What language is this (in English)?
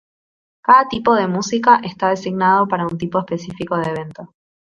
Spanish